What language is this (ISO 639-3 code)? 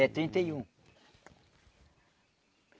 por